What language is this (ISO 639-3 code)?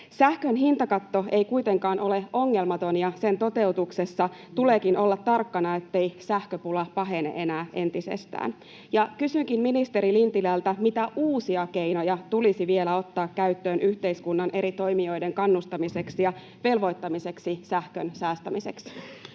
fin